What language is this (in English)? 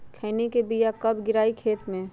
Magahi